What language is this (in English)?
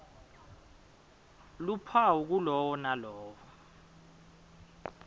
Swati